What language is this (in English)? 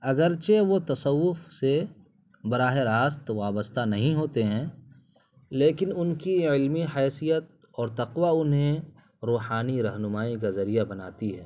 Urdu